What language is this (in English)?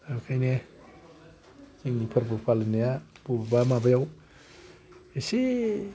Bodo